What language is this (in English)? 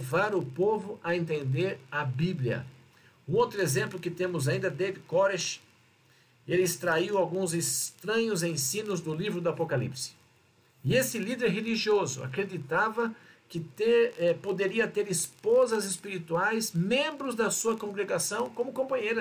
Portuguese